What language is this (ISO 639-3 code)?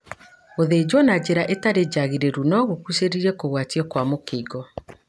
kik